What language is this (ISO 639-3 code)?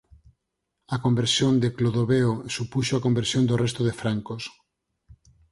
glg